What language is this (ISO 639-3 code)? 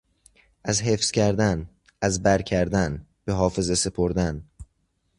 fas